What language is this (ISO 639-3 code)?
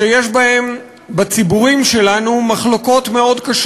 heb